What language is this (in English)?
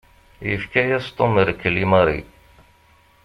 Kabyle